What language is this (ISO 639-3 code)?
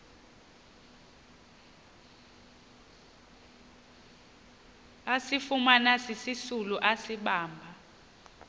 xho